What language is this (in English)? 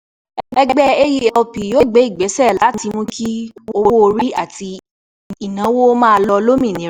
Yoruba